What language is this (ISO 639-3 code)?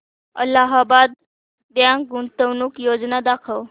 mar